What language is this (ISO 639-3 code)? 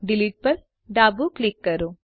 guj